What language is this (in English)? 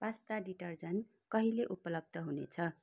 Nepali